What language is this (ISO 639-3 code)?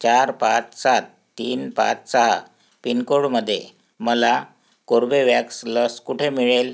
mar